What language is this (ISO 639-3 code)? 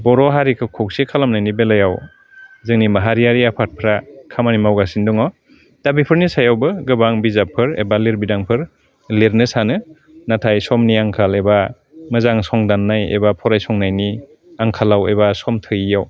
brx